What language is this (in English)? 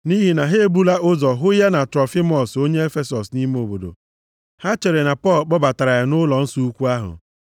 Igbo